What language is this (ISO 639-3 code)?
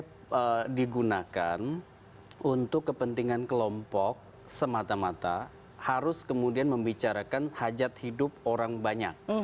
ind